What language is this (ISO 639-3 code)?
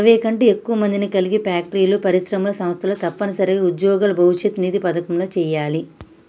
tel